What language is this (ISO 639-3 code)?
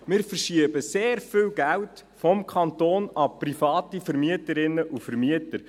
gsw